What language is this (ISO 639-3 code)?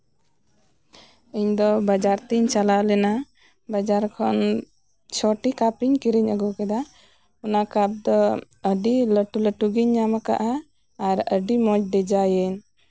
sat